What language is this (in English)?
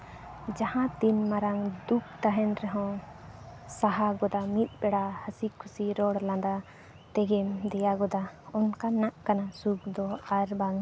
Santali